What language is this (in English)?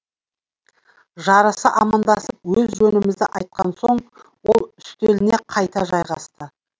Kazakh